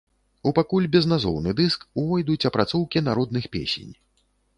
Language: Belarusian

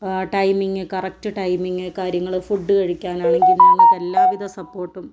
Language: Malayalam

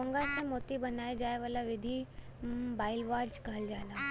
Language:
Bhojpuri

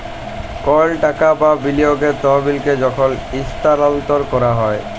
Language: Bangla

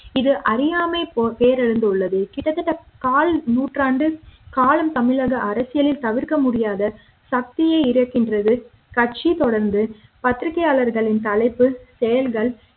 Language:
Tamil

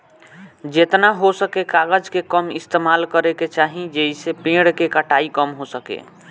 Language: Bhojpuri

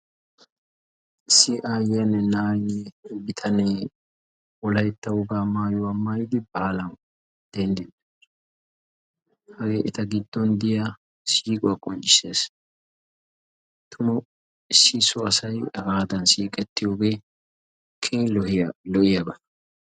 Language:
Wolaytta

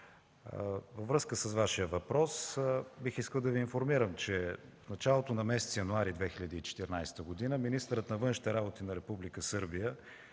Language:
Bulgarian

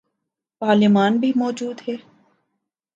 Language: Urdu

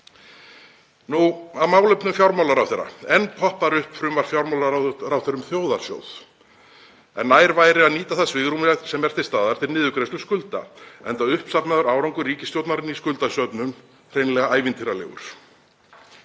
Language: Icelandic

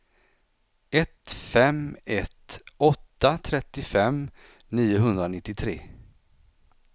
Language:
Swedish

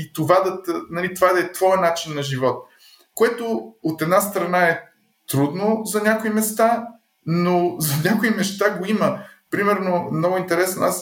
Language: Bulgarian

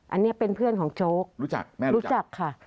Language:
Thai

